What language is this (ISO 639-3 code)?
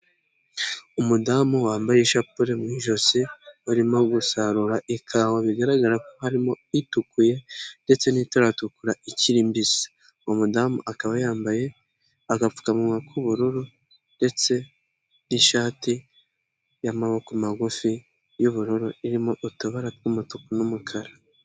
kin